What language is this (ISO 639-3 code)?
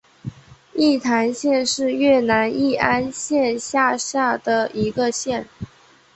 zho